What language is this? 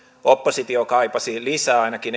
Finnish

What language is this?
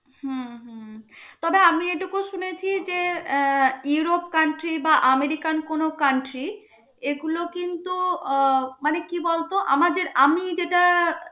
Bangla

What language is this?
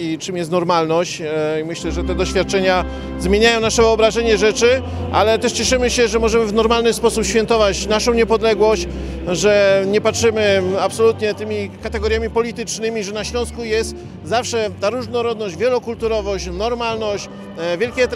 Polish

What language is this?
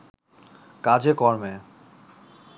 Bangla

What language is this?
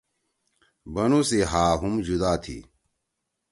Torwali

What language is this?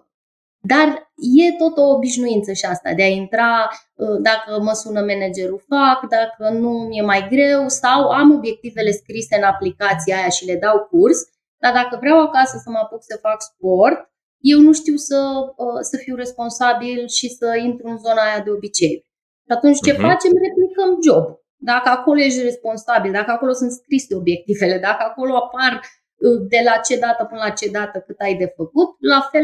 Romanian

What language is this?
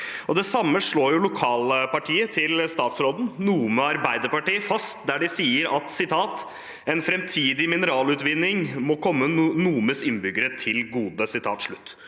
Norwegian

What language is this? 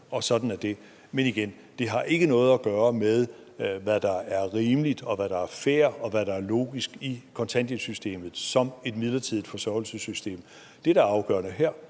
Danish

